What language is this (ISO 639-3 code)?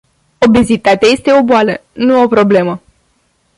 ron